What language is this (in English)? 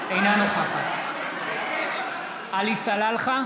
Hebrew